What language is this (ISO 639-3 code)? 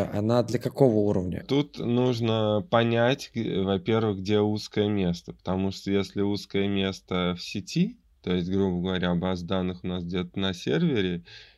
rus